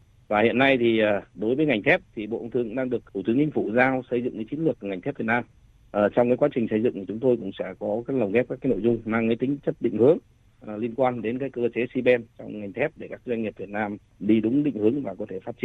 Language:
Vietnamese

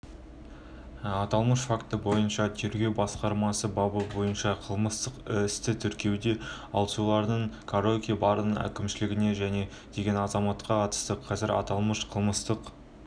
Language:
Kazakh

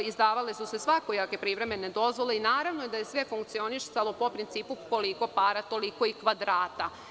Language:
Serbian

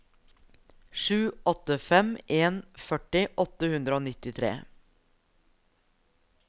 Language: Norwegian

